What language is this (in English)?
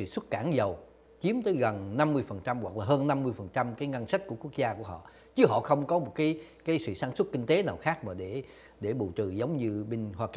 Vietnamese